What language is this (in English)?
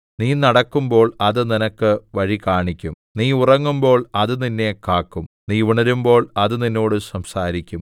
Malayalam